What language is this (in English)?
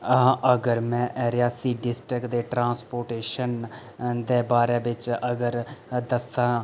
Dogri